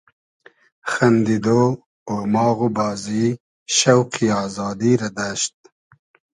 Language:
Hazaragi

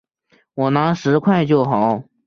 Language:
Chinese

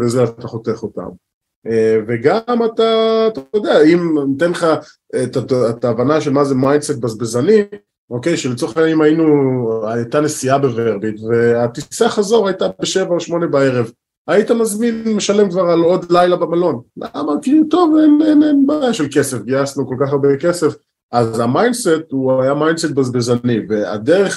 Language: Hebrew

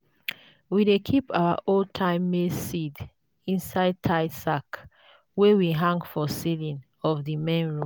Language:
Nigerian Pidgin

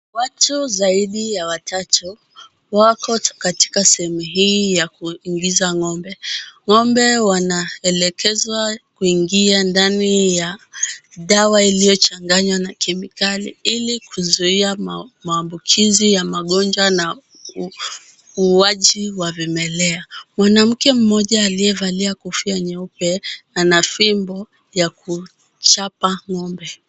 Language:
Swahili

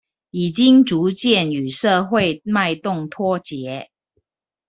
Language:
Chinese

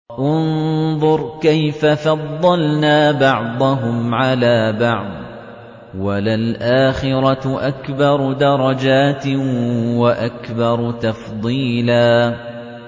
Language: Arabic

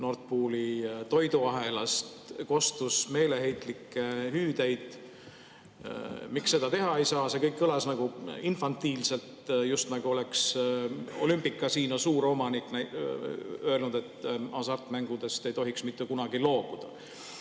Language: Estonian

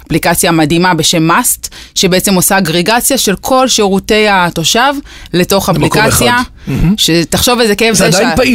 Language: Hebrew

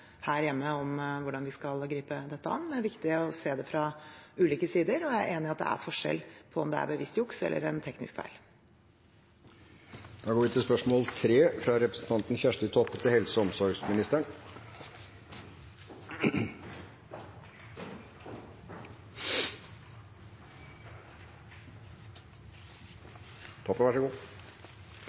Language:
Norwegian Bokmål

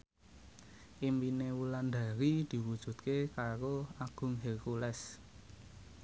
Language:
Javanese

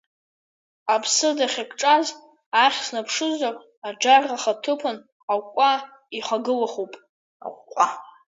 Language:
Abkhazian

